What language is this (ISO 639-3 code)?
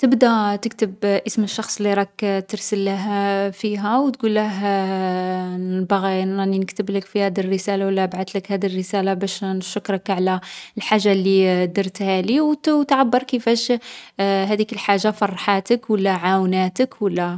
arq